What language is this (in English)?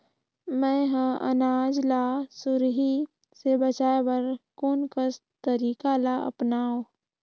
Chhattisgarhi